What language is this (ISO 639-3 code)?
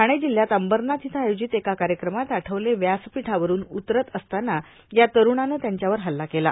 mar